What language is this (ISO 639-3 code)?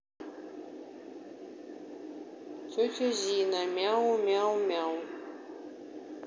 rus